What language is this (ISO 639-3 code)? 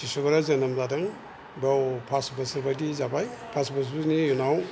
brx